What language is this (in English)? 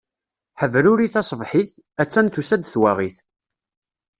Kabyle